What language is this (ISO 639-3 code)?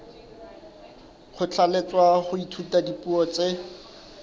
sot